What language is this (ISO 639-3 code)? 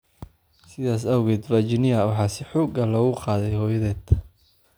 som